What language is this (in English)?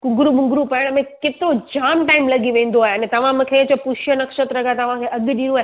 Sindhi